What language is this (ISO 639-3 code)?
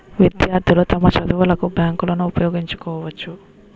tel